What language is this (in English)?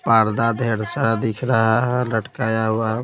Hindi